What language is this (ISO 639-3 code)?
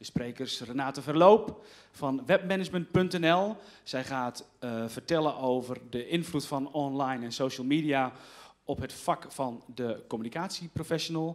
nld